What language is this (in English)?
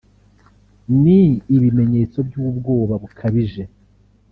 Kinyarwanda